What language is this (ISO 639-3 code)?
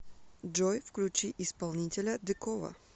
rus